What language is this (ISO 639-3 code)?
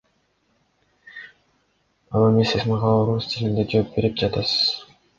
kir